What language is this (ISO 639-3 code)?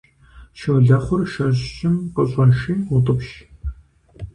kbd